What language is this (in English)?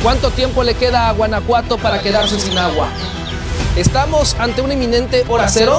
Spanish